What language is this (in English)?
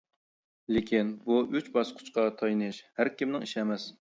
Uyghur